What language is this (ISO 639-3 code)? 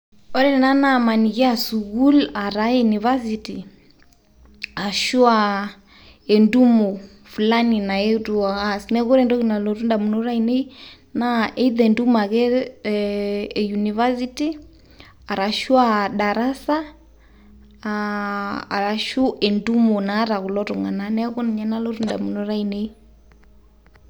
mas